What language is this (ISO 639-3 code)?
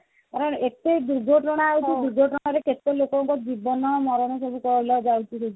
ori